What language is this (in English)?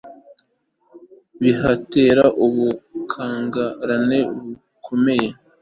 Kinyarwanda